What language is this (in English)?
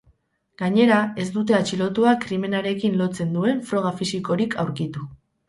Basque